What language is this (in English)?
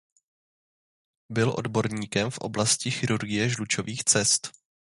Czech